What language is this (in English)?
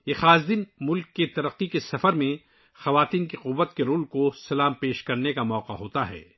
Urdu